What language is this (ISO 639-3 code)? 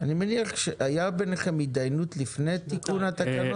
heb